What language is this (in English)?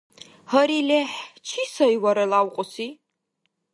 Dargwa